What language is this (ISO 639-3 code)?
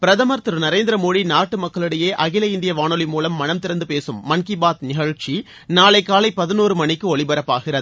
tam